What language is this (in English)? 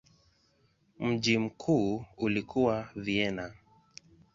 Swahili